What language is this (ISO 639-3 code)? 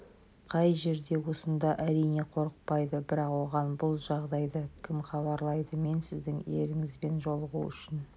kaz